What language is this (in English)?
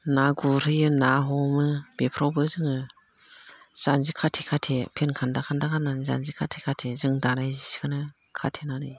Bodo